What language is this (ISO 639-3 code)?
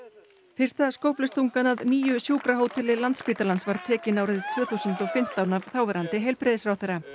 isl